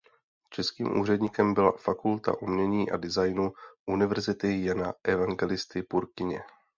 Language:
Czech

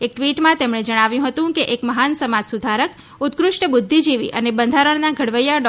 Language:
Gujarati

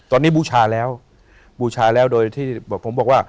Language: Thai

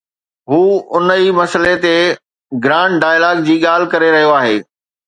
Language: Sindhi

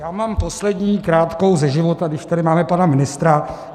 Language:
Czech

